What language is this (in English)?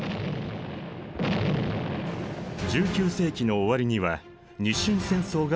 Japanese